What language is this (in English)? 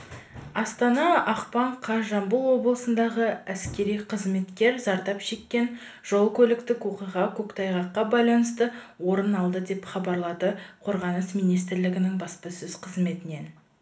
Kazakh